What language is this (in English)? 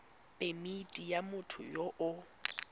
Tswana